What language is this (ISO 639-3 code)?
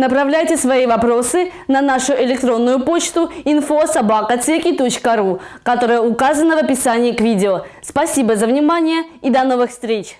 rus